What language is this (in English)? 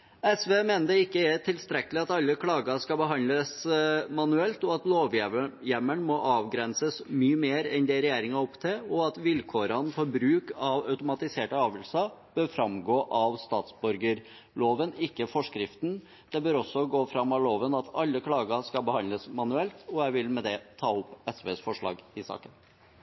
Norwegian Bokmål